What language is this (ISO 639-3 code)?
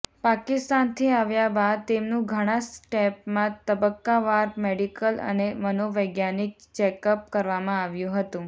guj